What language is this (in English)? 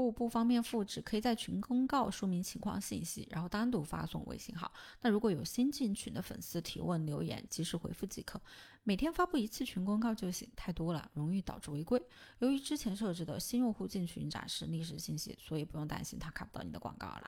Chinese